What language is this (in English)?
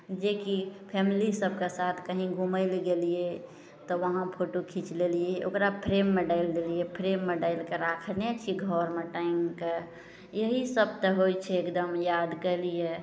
Maithili